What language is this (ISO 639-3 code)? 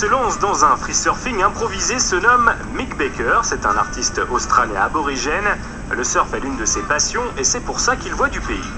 fra